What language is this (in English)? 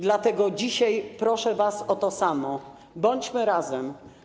Polish